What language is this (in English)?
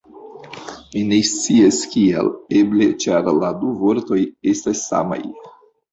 Esperanto